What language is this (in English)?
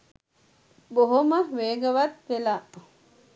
Sinhala